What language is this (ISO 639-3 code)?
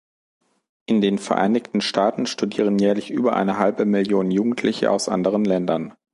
deu